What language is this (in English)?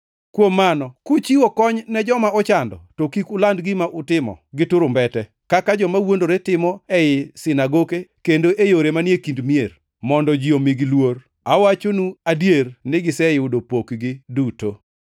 Luo (Kenya and Tanzania)